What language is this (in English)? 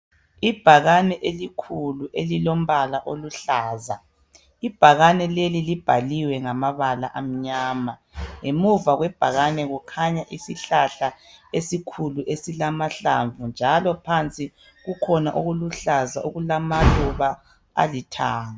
North Ndebele